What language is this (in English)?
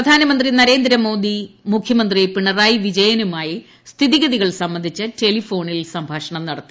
Malayalam